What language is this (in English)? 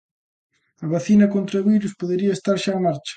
Galician